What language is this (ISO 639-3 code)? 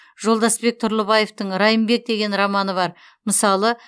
kaz